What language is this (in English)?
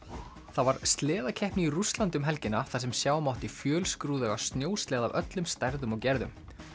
Icelandic